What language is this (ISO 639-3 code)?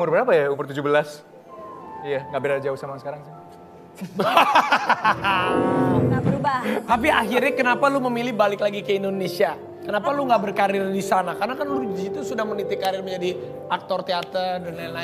ind